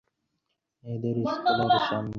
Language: Bangla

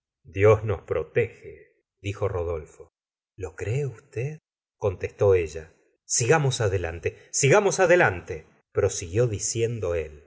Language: Spanish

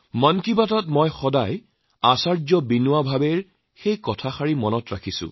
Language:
Assamese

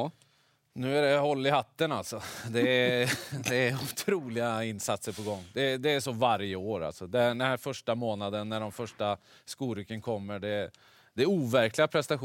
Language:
Swedish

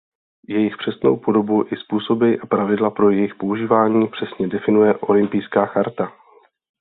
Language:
Czech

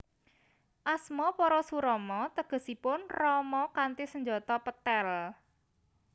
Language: Javanese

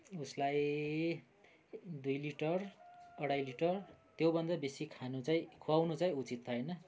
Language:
Nepali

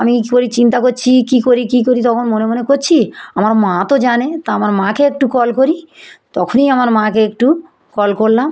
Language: Bangla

